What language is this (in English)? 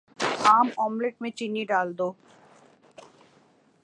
Urdu